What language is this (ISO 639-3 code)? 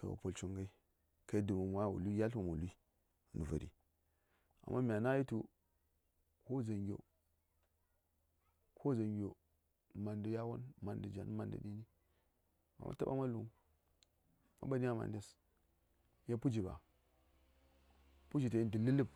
say